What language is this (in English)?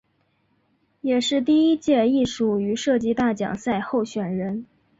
Chinese